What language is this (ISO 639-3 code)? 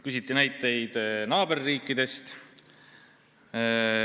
est